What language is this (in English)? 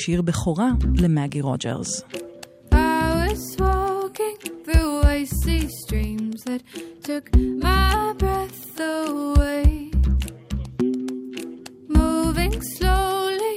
Hebrew